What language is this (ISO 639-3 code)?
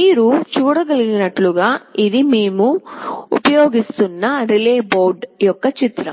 tel